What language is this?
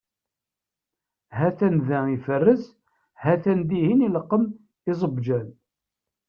Kabyle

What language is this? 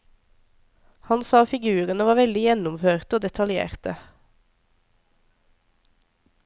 Norwegian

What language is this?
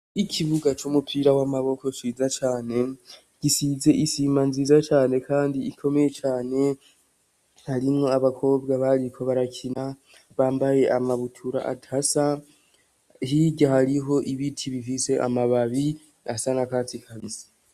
Rundi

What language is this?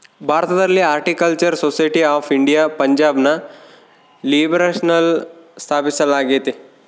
Kannada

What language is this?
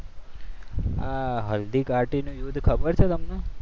Gujarati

